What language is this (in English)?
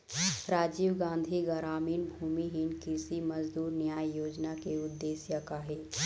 Chhattisgarhi